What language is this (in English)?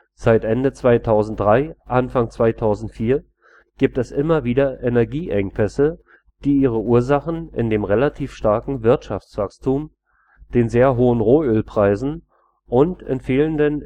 German